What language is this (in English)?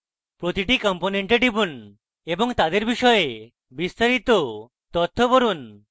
Bangla